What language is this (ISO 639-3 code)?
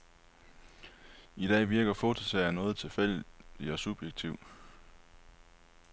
dan